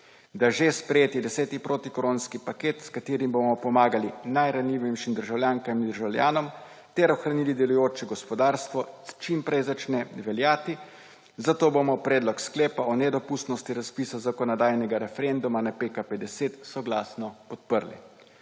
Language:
Slovenian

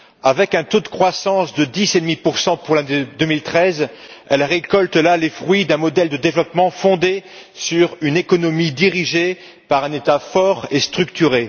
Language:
French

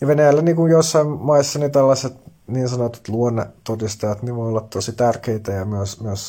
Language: Finnish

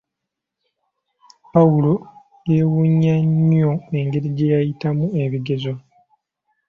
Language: Ganda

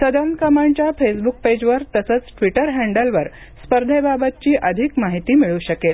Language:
Marathi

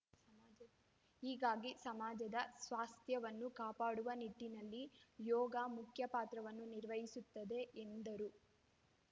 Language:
Kannada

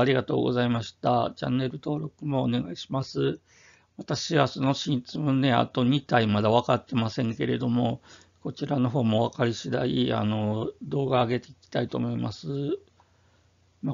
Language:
Japanese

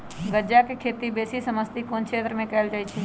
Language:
Magahi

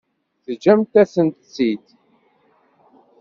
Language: Kabyle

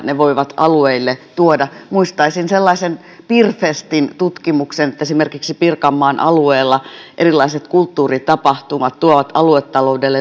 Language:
Finnish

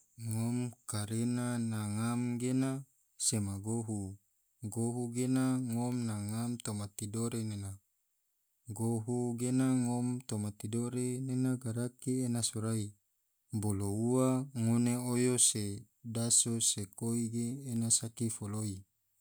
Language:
Tidore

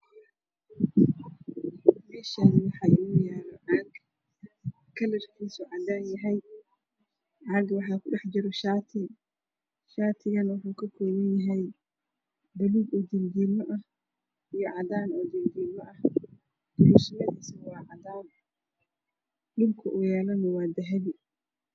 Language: Somali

